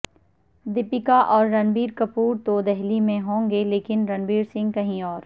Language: Urdu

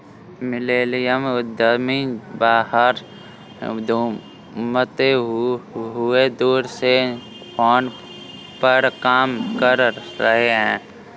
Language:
Hindi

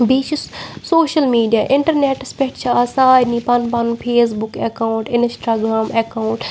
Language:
Kashmiri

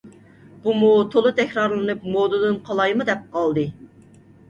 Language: Uyghur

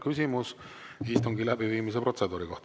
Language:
Estonian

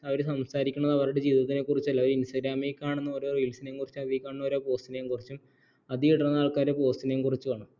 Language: Malayalam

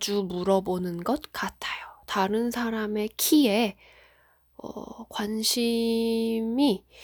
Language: Korean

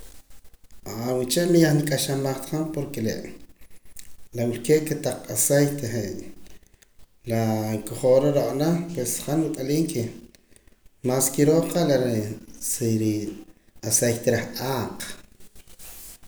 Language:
Poqomam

